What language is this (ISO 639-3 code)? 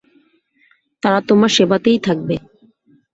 ben